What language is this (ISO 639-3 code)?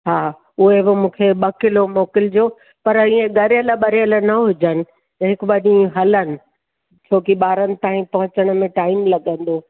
snd